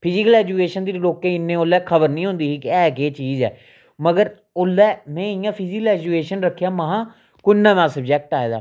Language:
Dogri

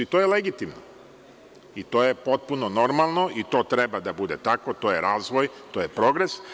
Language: Serbian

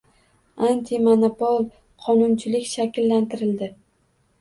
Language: Uzbek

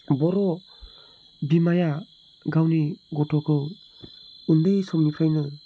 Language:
Bodo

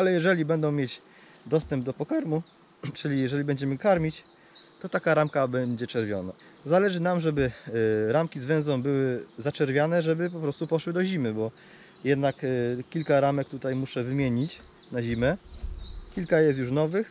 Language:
Polish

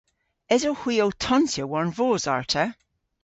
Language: Cornish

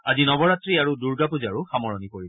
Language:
Assamese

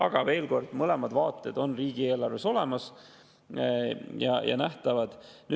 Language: Estonian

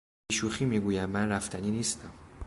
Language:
Persian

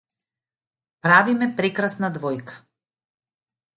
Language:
Macedonian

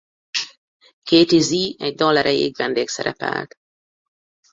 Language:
Hungarian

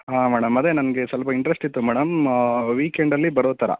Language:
Kannada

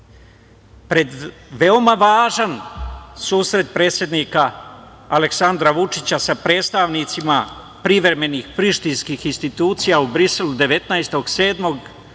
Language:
Serbian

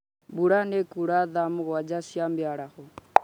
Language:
Kikuyu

